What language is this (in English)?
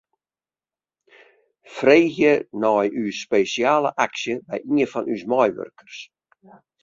Western Frisian